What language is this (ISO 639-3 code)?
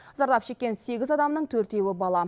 kaz